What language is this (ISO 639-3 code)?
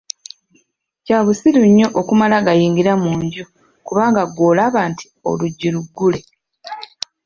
lug